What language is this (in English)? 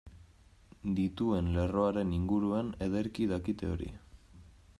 Basque